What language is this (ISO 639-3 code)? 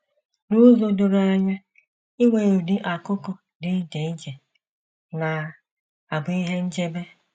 ibo